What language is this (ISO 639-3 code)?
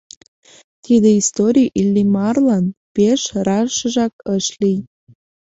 chm